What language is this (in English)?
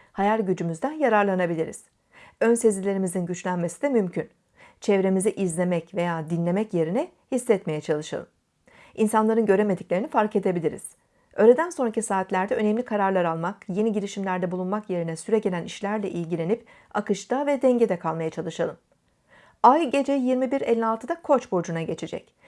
Turkish